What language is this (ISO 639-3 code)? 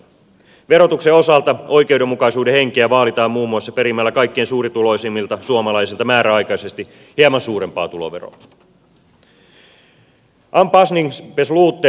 fin